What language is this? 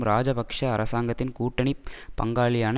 Tamil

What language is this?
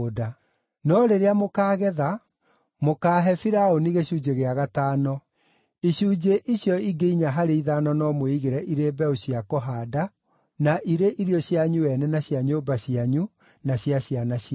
Kikuyu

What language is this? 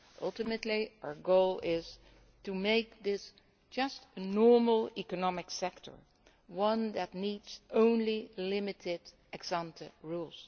English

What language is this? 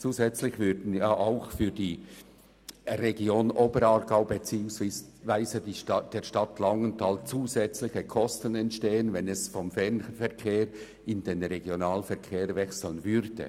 Swiss German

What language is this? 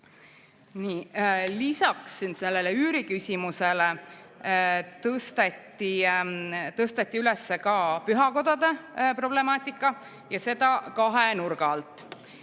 Estonian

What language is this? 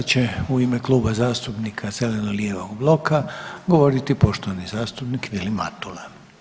Croatian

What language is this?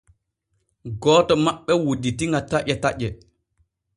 Borgu Fulfulde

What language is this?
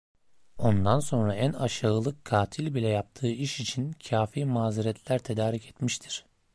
Turkish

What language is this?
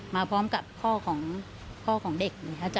Thai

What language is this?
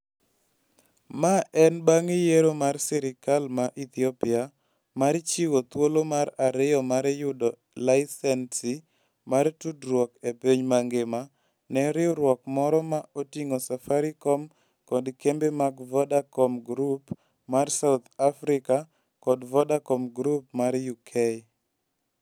Luo (Kenya and Tanzania)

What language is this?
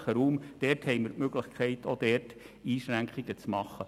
Swiss German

